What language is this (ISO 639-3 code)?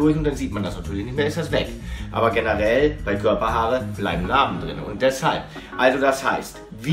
deu